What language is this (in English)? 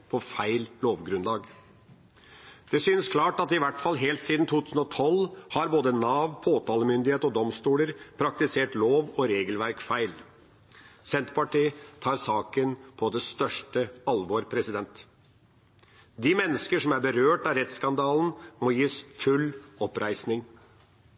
Norwegian Bokmål